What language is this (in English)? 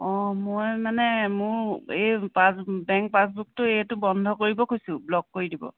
Assamese